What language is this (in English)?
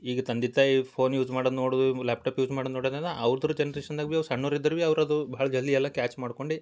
Kannada